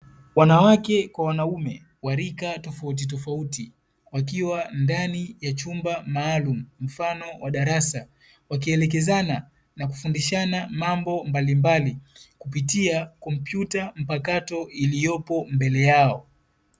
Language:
Swahili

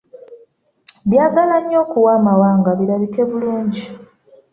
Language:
Ganda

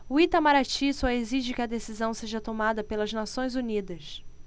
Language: Portuguese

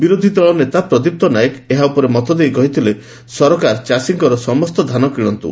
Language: Odia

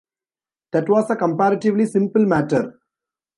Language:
English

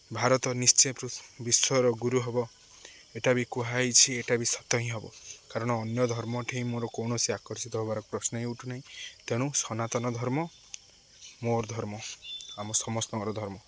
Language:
Odia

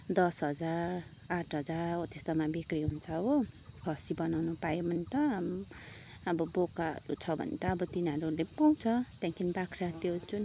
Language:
Nepali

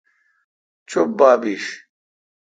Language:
Kalkoti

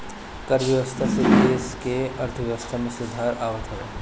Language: Bhojpuri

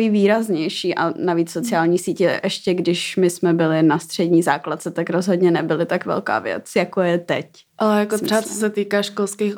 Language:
Czech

